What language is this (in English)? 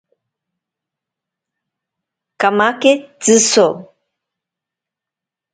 Ashéninka Perené